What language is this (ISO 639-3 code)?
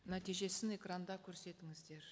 kaz